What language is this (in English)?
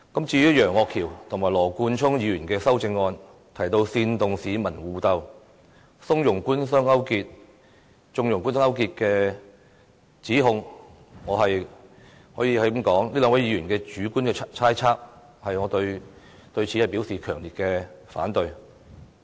Cantonese